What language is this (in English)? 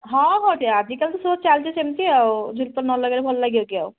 Odia